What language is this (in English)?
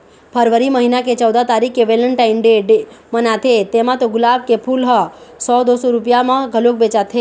Chhattisgarhi